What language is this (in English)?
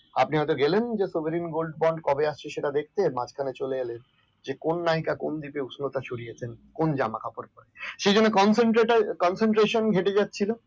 Bangla